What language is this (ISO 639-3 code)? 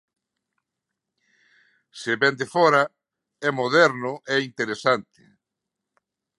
glg